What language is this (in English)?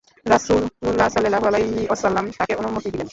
Bangla